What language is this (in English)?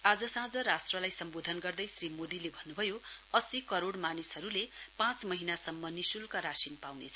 Nepali